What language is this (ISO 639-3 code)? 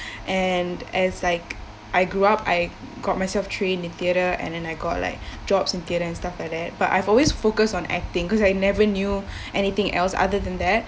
eng